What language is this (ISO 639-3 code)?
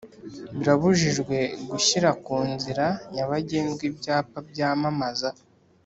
kin